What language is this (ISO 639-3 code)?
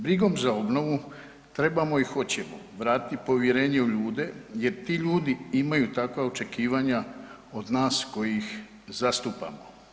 hrv